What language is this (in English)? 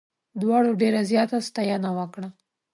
Pashto